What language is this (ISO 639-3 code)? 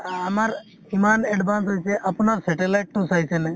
asm